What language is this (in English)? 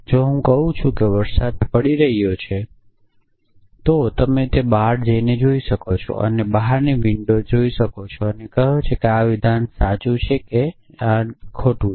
Gujarati